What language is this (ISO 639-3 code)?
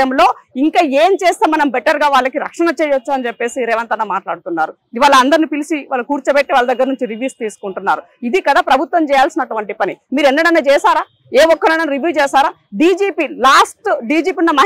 tel